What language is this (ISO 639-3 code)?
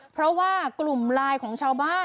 tha